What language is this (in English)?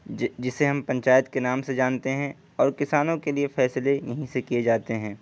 Urdu